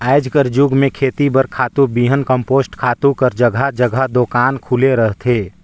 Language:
Chhattisgarhi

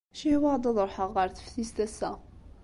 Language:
Kabyle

